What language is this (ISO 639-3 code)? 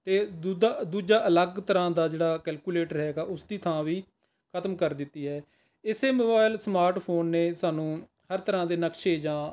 pan